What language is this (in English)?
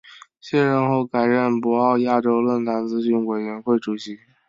Chinese